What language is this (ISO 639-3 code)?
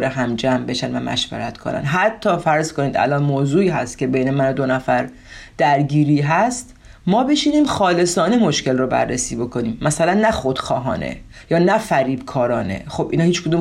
fas